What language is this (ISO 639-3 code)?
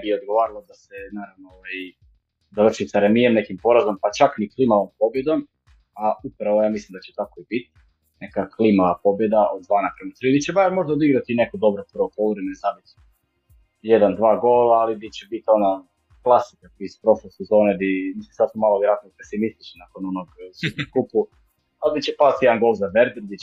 hrv